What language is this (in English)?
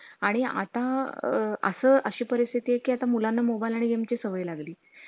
Marathi